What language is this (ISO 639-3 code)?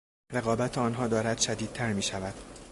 fas